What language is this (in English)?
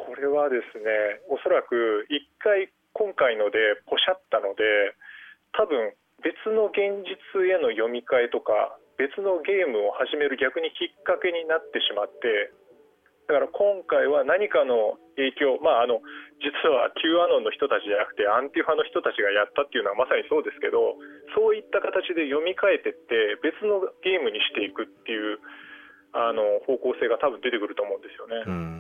Japanese